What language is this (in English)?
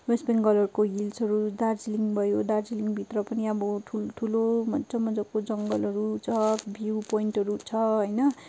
Nepali